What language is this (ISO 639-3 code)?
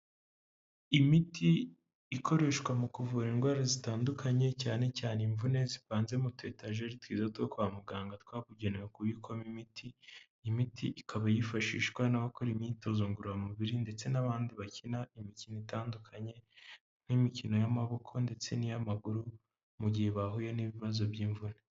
kin